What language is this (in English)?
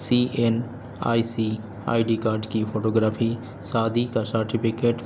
Urdu